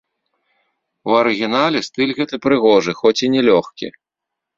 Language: Belarusian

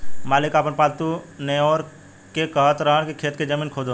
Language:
Bhojpuri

